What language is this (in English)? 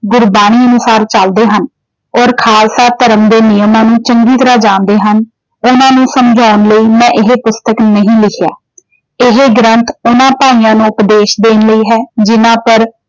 Punjabi